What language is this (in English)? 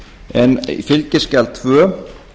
Icelandic